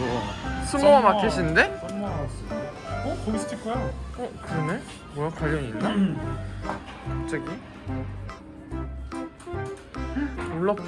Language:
Korean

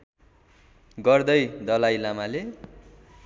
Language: Nepali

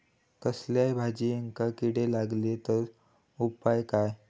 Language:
Marathi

